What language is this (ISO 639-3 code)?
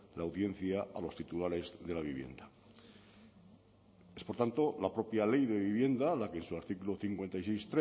spa